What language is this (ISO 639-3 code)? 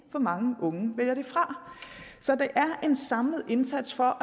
dan